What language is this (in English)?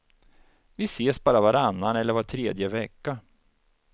Swedish